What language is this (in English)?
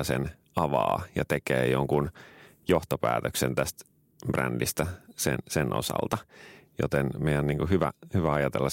Finnish